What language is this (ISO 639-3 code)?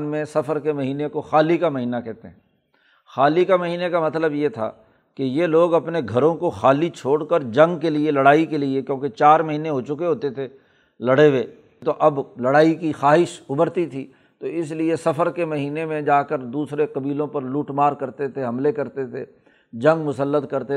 urd